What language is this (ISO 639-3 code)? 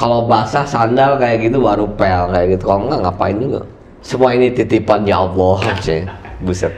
ind